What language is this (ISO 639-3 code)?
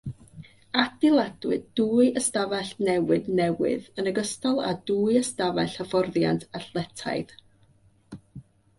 cym